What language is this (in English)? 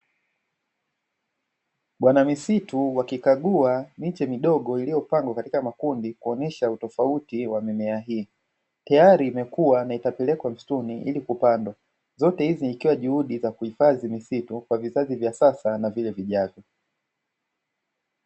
Swahili